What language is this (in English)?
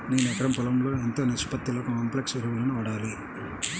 Telugu